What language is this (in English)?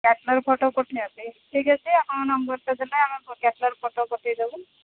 Odia